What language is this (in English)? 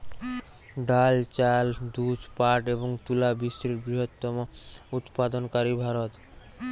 Bangla